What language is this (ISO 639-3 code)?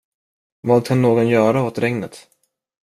swe